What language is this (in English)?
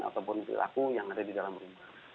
Indonesian